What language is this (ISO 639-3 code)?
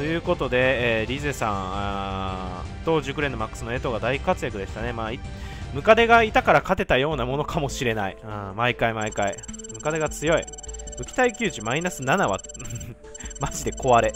jpn